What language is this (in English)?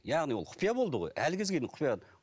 Kazakh